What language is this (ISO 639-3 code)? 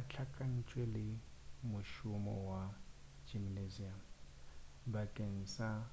nso